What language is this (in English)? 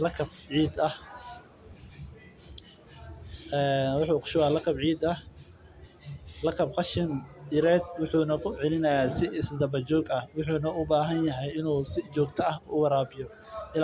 Somali